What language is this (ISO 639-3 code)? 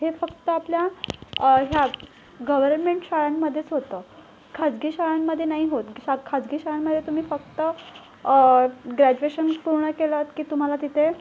mar